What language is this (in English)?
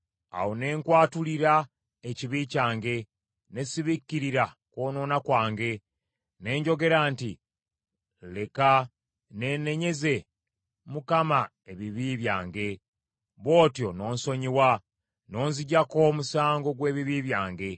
Ganda